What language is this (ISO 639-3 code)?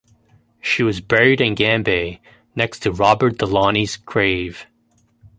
eng